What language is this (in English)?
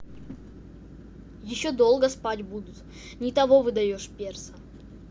Russian